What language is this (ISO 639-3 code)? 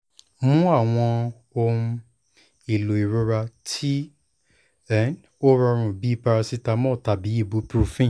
yor